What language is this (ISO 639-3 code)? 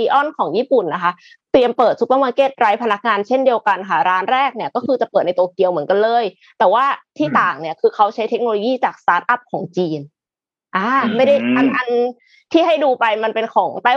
tha